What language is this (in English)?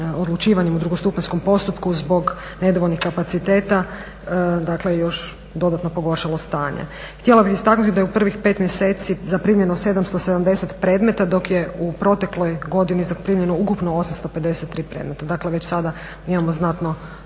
Croatian